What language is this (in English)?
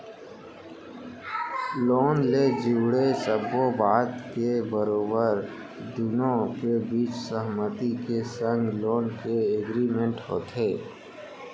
Chhattisgarhi